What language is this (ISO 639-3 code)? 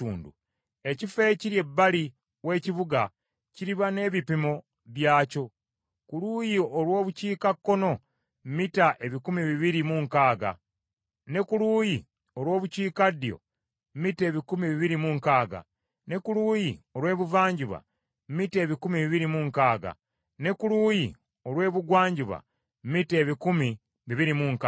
lug